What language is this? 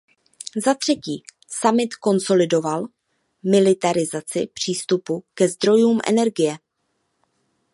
Czech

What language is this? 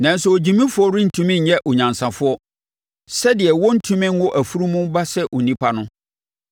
Akan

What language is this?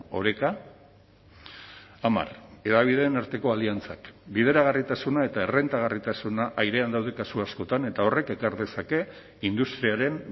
Basque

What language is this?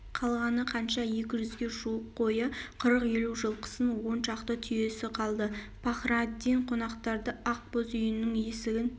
Kazakh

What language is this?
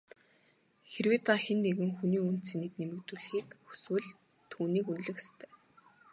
Mongolian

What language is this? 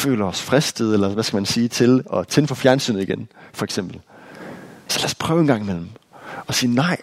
Danish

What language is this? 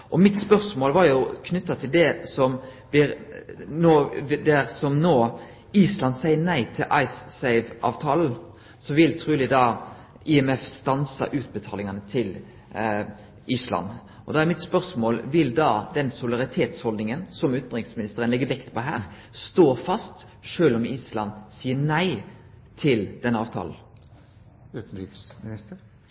Norwegian Nynorsk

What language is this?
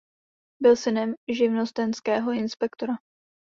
Czech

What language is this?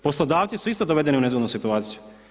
Croatian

